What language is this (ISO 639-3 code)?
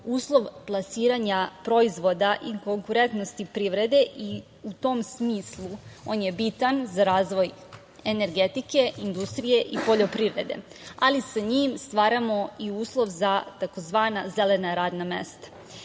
srp